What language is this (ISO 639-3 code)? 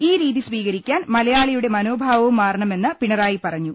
mal